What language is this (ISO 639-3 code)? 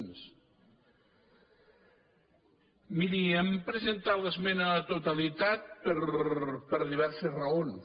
cat